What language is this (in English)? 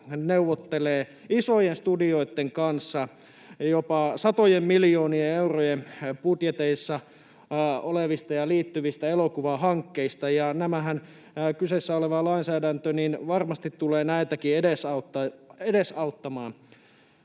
Finnish